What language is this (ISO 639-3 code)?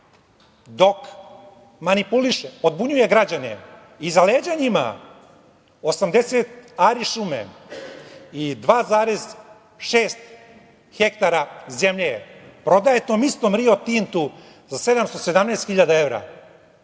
srp